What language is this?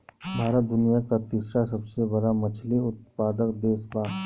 Bhojpuri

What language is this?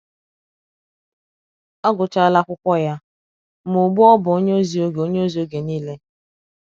Igbo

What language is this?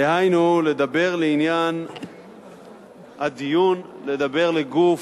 Hebrew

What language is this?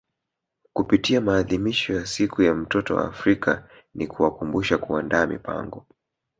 Swahili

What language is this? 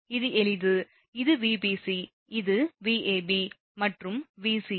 Tamil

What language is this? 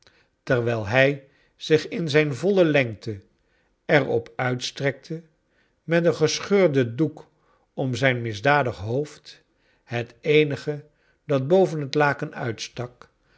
Dutch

